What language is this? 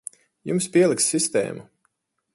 Latvian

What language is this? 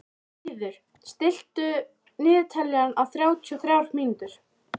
Icelandic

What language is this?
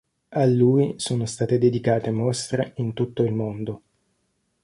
Italian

